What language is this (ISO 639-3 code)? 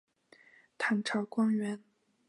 zho